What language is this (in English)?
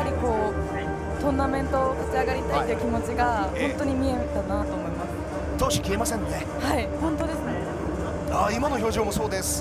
Japanese